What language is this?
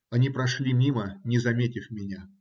Russian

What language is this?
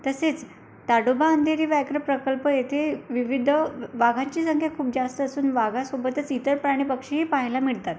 Marathi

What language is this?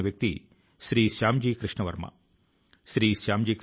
Telugu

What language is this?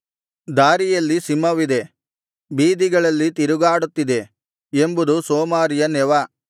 Kannada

